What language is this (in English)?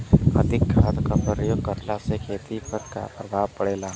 Bhojpuri